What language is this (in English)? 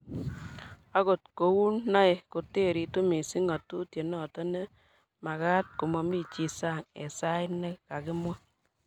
Kalenjin